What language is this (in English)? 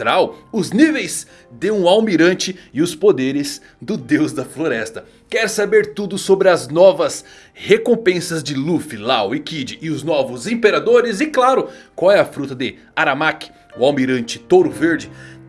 Portuguese